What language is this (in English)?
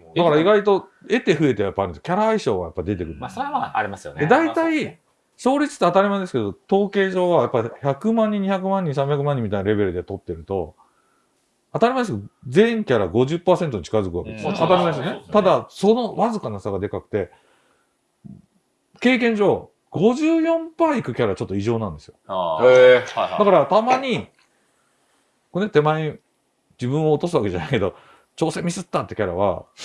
Japanese